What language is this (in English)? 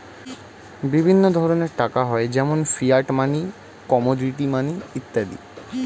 Bangla